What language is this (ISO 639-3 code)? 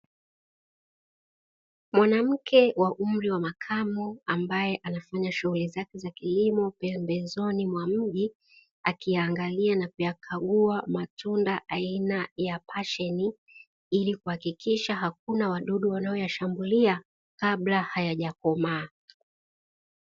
swa